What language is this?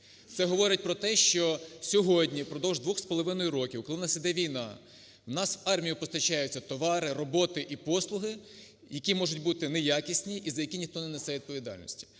Ukrainian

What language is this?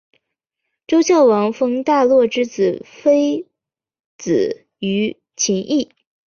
Chinese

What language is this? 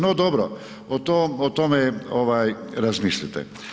Croatian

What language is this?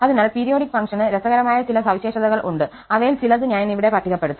Malayalam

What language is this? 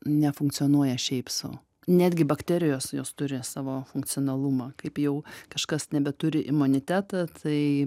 Lithuanian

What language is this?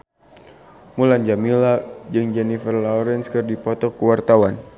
Sundanese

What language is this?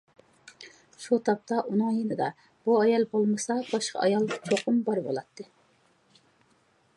Uyghur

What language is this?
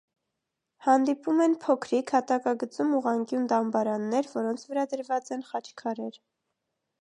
Armenian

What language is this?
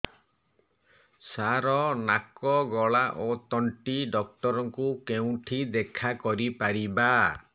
Odia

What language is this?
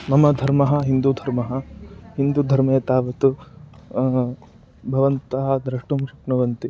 Sanskrit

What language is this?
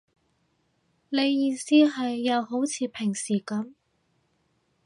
Cantonese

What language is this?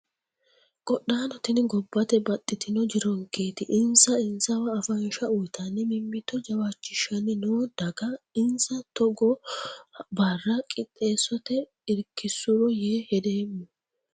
Sidamo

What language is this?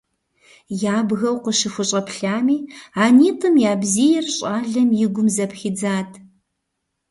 Kabardian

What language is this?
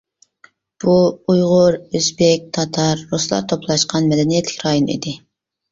Uyghur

